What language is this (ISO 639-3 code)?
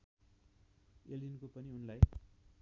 nep